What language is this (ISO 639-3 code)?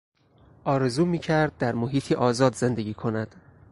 fas